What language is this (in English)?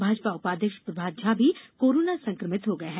Hindi